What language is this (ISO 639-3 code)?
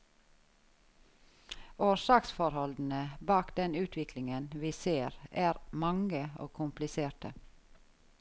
nor